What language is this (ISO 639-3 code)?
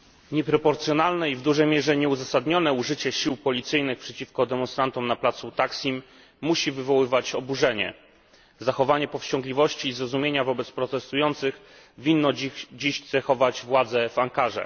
pol